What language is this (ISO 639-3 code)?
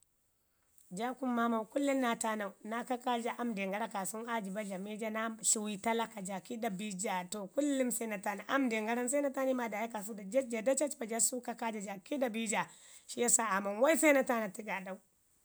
ngi